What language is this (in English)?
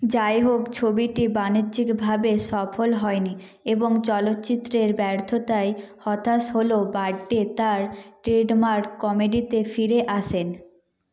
Bangla